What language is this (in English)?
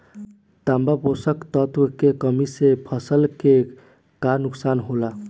Bhojpuri